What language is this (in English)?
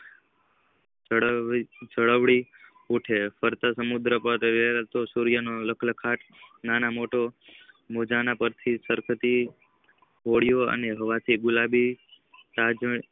Gujarati